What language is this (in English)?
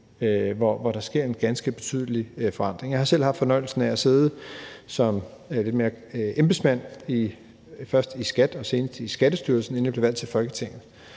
Danish